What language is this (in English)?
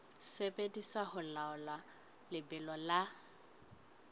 Southern Sotho